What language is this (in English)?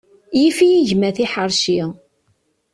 Kabyle